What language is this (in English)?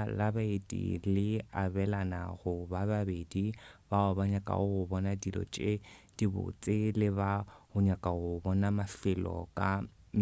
Northern Sotho